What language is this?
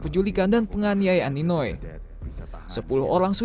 Indonesian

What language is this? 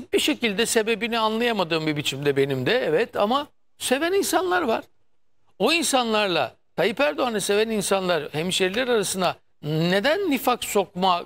Turkish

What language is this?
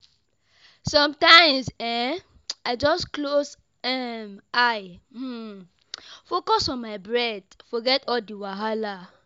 Nigerian Pidgin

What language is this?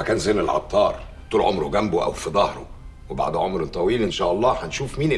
Arabic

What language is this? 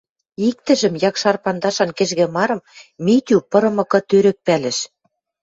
Western Mari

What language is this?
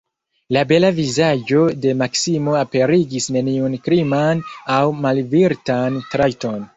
Esperanto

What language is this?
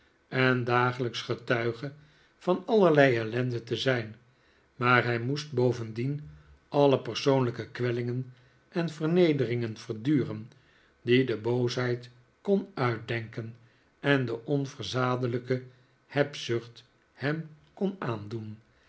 Dutch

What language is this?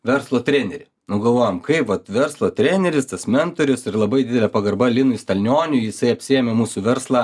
Lithuanian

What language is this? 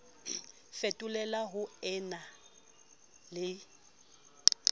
Southern Sotho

